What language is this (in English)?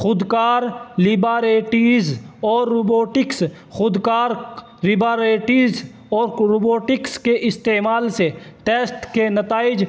Urdu